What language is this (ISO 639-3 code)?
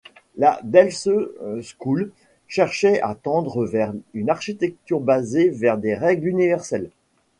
fra